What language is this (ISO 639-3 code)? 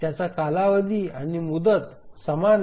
mar